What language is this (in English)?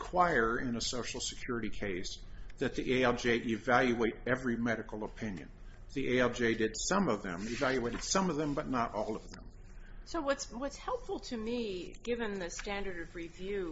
English